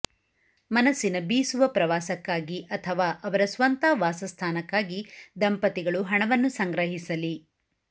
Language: Kannada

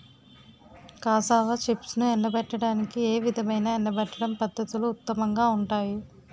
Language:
Telugu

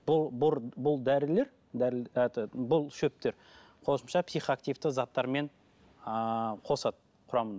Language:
Kazakh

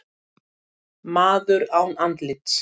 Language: Icelandic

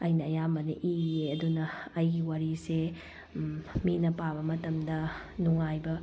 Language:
Manipuri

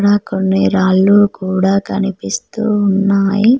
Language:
Telugu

